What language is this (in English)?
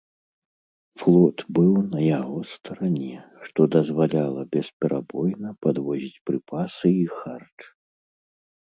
Belarusian